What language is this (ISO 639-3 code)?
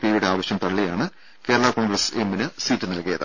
mal